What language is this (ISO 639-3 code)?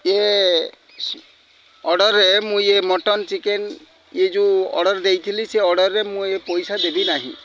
ori